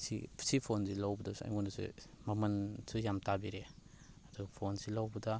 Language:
Manipuri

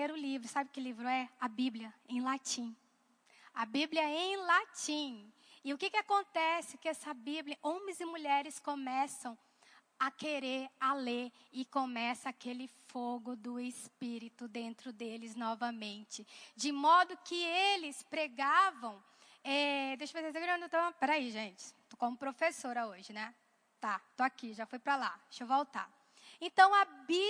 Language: Portuguese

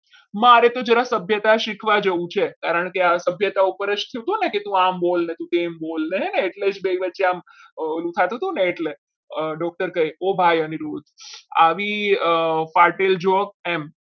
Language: Gujarati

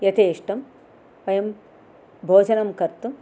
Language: Sanskrit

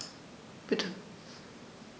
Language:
German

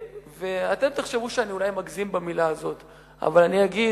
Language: Hebrew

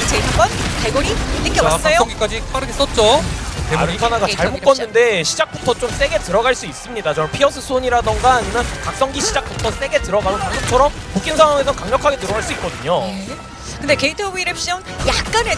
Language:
Korean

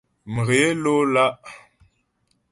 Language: Ghomala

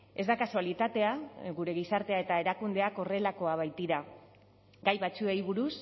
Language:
Basque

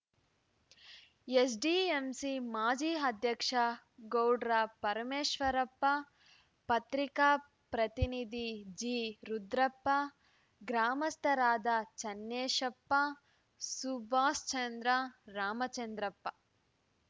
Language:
Kannada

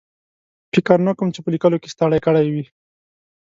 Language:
Pashto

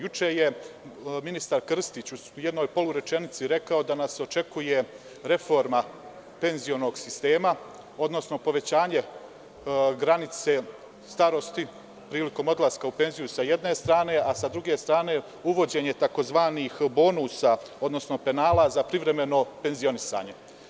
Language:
Serbian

